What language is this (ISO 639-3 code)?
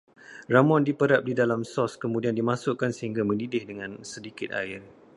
msa